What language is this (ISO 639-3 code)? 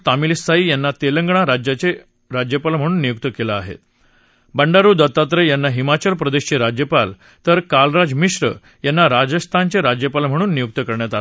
mar